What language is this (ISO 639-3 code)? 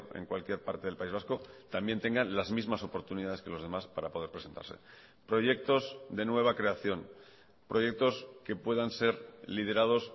spa